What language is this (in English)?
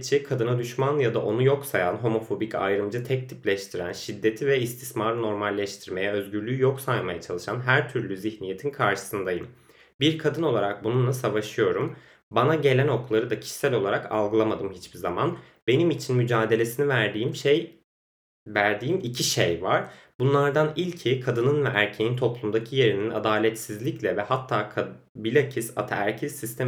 Turkish